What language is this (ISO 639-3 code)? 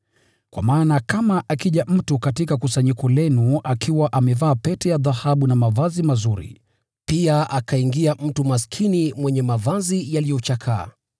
swa